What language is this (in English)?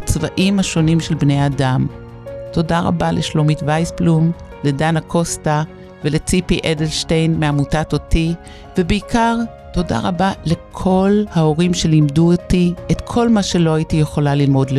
Hebrew